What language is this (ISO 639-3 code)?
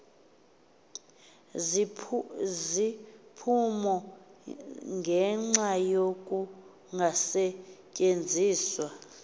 xho